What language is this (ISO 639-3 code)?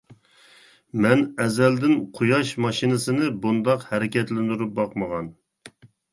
uig